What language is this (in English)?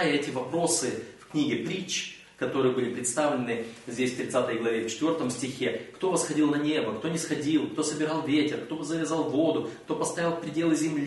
Russian